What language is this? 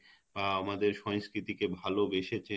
Bangla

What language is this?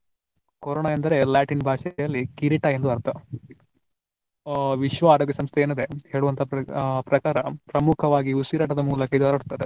Kannada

